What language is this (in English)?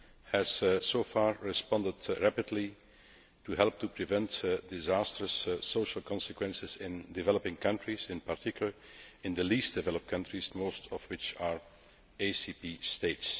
English